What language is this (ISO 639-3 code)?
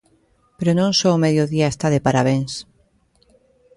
glg